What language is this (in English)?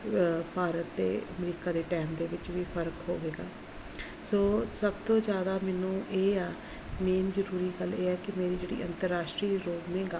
Punjabi